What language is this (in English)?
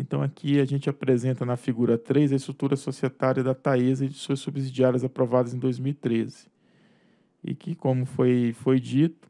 Portuguese